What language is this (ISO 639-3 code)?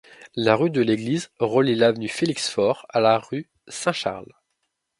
fra